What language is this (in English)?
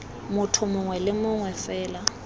Tswana